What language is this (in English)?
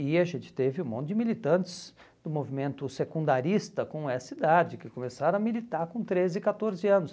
Portuguese